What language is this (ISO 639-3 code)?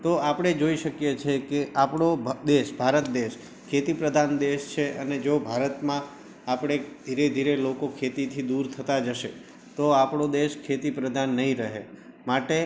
guj